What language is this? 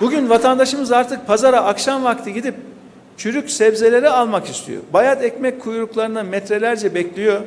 Turkish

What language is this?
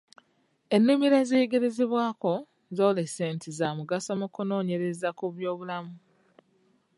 Ganda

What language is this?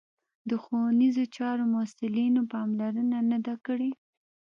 Pashto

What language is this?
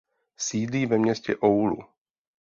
Czech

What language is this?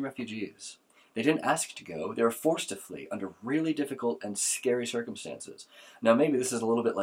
English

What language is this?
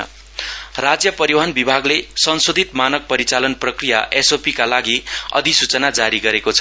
Nepali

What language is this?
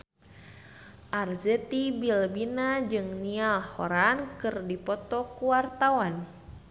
Sundanese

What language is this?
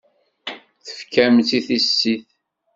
Kabyle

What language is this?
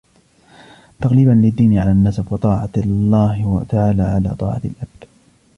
Arabic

